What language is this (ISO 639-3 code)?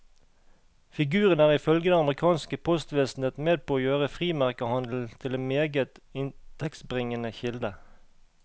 nor